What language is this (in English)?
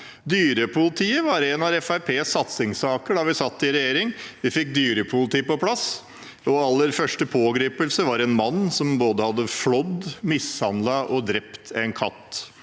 Norwegian